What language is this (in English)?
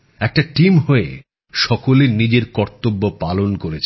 Bangla